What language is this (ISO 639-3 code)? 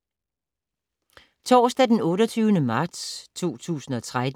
dan